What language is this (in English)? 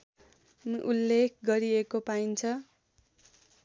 Nepali